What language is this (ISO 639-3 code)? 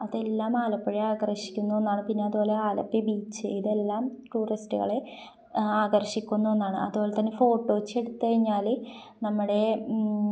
mal